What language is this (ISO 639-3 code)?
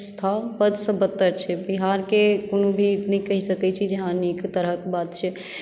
mai